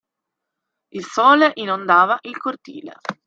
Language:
Italian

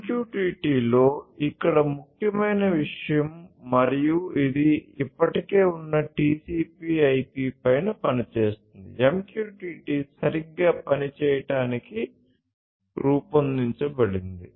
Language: Telugu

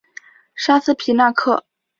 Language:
Chinese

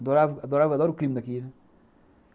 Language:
Portuguese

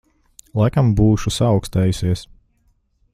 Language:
Latvian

